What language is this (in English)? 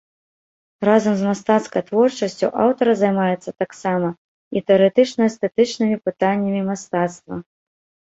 Belarusian